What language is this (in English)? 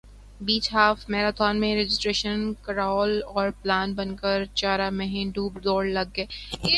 Urdu